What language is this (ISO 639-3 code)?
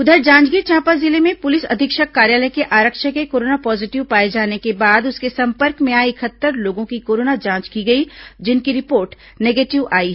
hin